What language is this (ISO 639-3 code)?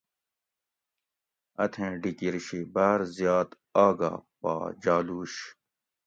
gwc